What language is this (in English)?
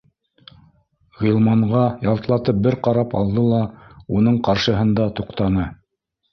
Bashkir